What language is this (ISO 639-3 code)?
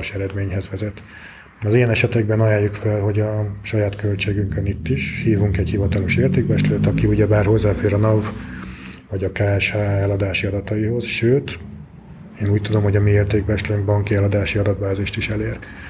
hun